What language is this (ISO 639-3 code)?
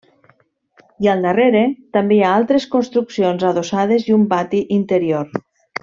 cat